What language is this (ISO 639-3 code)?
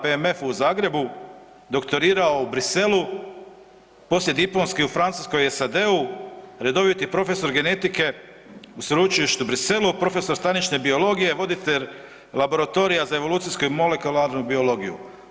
hrv